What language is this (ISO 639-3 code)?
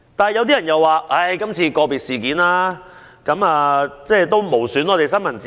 yue